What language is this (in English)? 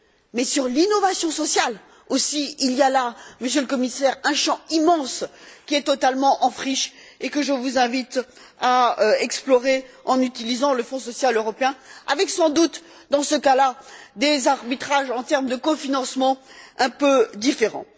French